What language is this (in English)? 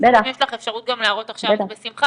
Hebrew